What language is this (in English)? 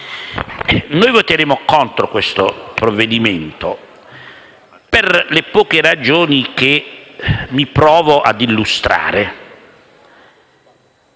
Italian